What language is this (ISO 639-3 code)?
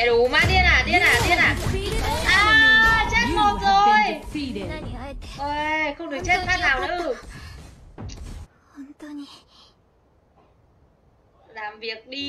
vie